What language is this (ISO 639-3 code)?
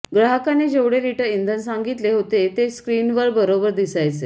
mar